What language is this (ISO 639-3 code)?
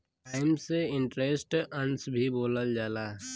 bho